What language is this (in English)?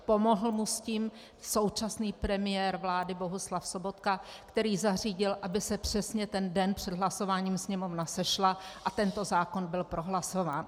Czech